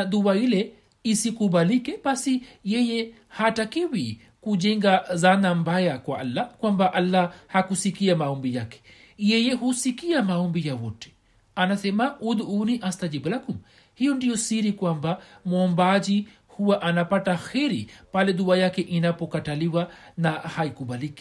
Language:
Swahili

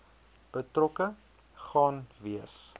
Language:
Afrikaans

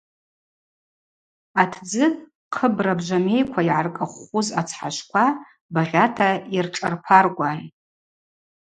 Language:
Abaza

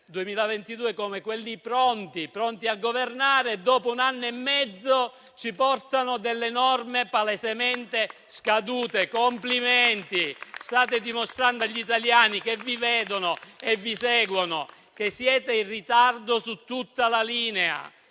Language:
Italian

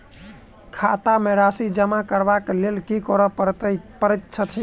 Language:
Maithili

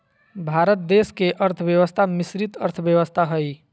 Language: Magahi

